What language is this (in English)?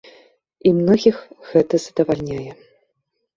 Belarusian